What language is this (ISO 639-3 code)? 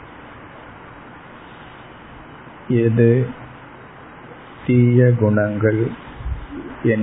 tam